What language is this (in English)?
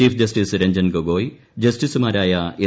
Malayalam